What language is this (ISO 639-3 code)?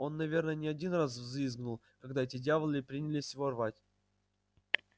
rus